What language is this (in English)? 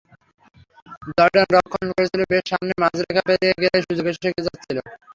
Bangla